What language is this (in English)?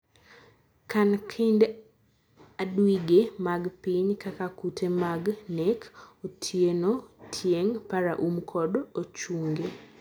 Luo (Kenya and Tanzania)